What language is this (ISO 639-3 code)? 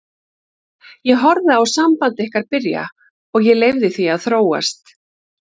isl